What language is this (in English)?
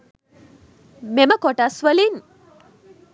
Sinhala